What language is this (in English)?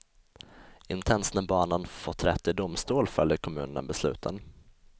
Swedish